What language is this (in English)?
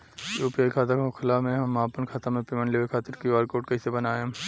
Bhojpuri